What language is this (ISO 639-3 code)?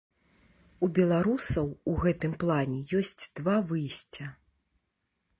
bel